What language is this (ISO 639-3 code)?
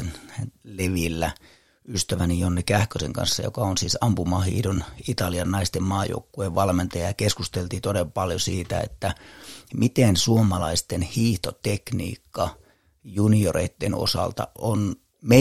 fin